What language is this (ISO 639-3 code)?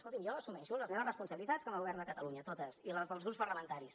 cat